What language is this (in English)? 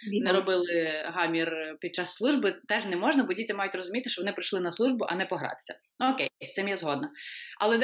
Ukrainian